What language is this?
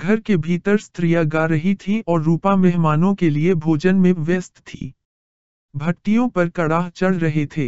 Hindi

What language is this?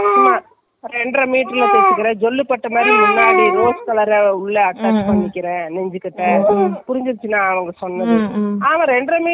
Tamil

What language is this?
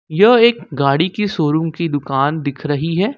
Hindi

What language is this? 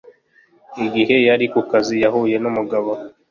Kinyarwanda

